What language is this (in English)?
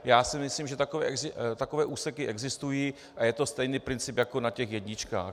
Czech